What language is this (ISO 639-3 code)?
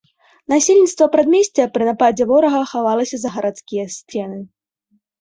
bel